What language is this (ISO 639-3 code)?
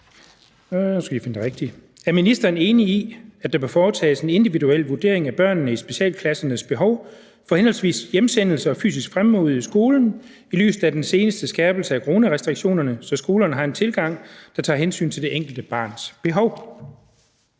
dan